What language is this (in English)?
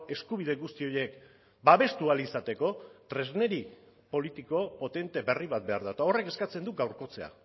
Basque